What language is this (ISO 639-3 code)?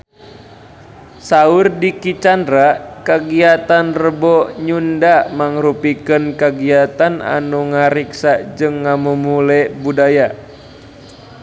sun